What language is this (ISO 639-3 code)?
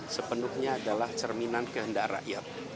ind